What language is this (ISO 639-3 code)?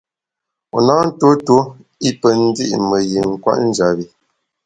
bax